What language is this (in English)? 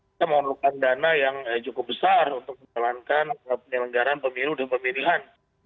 Indonesian